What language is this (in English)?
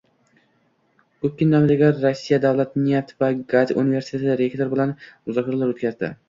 Uzbek